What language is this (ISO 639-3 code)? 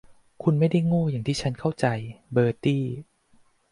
tha